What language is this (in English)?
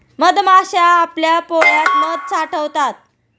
Marathi